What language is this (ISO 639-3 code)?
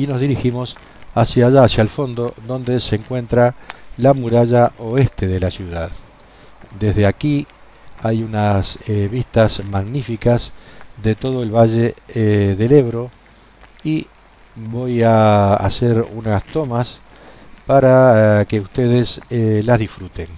spa